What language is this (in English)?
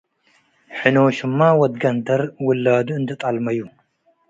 Tigre